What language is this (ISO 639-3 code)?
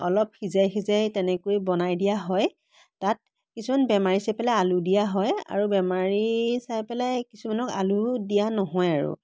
asm